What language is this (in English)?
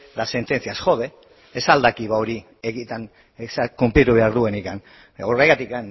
Basque